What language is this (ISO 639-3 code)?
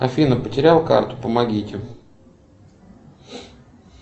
rus